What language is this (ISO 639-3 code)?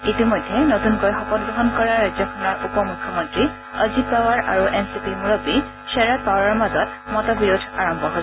asm